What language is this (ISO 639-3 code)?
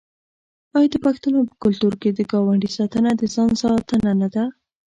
pus